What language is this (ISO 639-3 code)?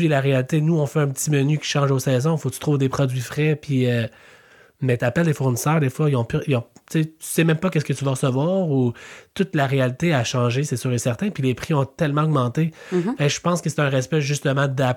fra